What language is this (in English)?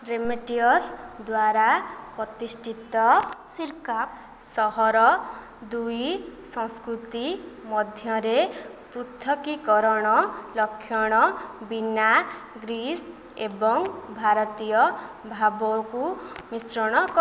Odia